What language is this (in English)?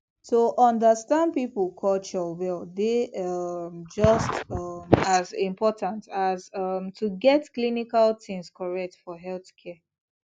Nigerian Pidgin